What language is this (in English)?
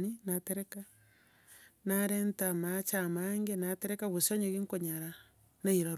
Gusii